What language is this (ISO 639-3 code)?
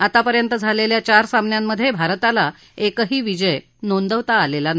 mar